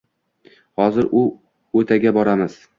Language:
Uzbek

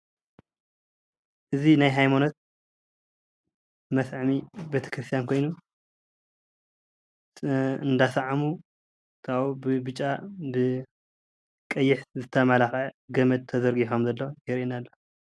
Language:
Tigrinya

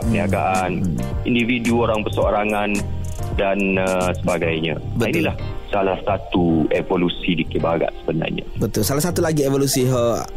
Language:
Malay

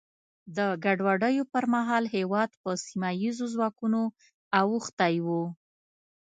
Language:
Pashto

